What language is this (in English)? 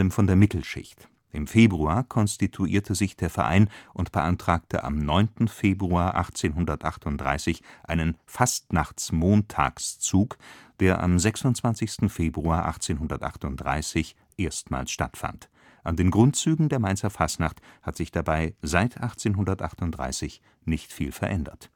German